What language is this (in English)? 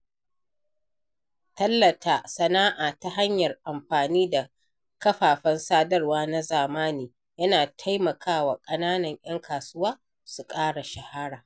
Hausa